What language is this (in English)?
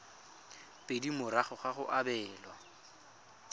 Tswana